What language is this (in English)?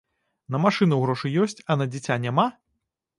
Belarusian